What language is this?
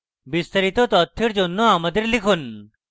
Bangla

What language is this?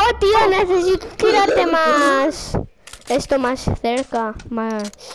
Spanish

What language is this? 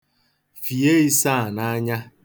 Igbo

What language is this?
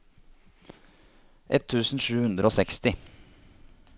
Norwegian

